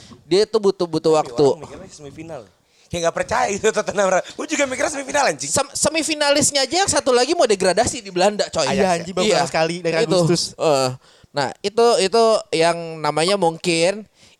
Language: Indonesian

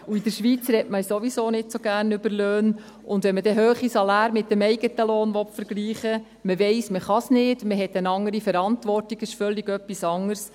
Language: Swiss German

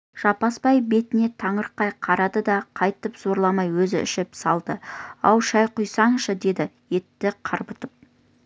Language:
Kazakh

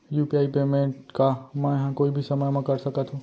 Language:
Chhattisgarhi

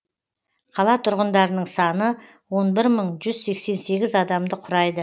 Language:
Kazakh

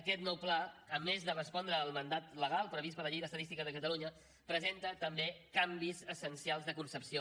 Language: Catalan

